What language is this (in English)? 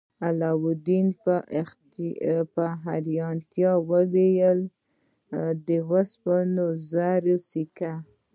Pashto